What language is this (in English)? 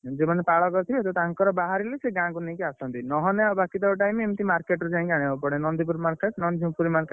Odia